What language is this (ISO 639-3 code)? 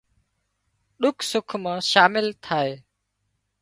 kxp